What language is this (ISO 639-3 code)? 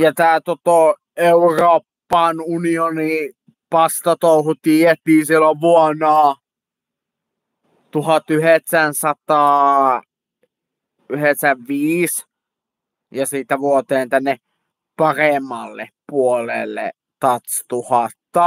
fin